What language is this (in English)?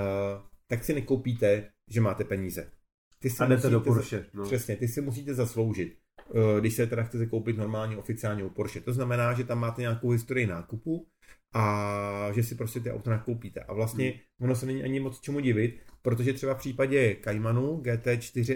Czech